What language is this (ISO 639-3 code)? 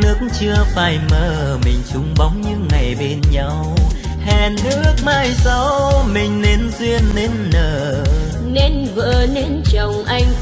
vie